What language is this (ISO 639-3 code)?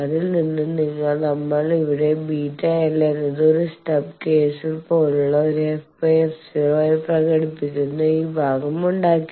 mal